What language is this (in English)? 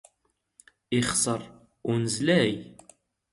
Standard Moroccan Tamazight